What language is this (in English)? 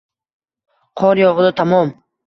Uzbek